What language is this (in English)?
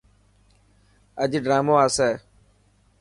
Dhatki